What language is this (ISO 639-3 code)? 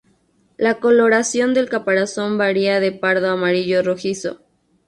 spa